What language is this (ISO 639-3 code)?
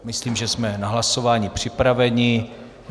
ces